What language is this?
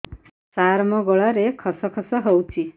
Odia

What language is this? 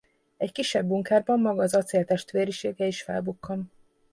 Hungarian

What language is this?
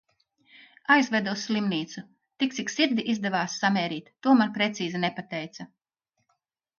Latvian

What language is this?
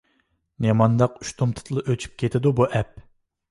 Uyghur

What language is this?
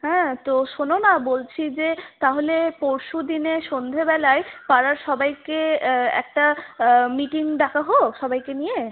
Bangla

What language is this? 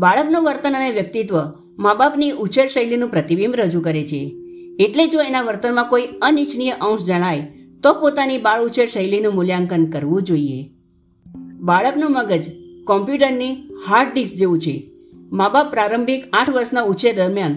Gujarati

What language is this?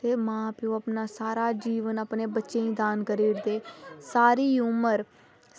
Dogri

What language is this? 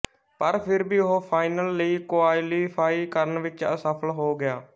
Punjabi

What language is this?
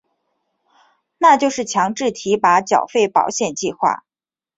Chinese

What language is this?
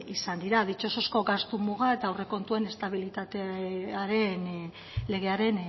Basque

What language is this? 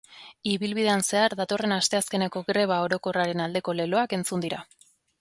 Basque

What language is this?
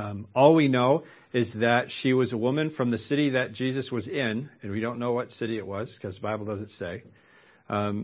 English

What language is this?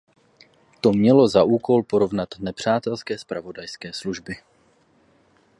Czech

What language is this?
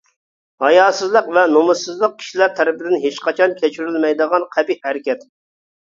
Uyghur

